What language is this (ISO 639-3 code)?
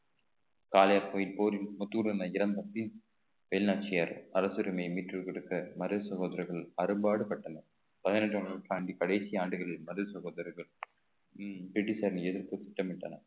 tam